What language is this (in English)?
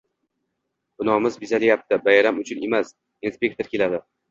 Uzbek